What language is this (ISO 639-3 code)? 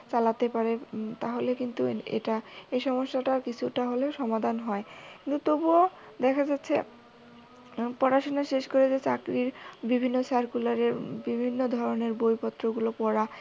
ben